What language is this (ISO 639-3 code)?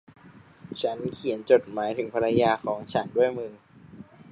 tha